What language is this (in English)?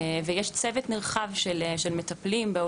Hebrew